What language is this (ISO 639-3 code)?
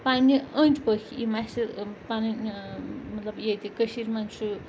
kas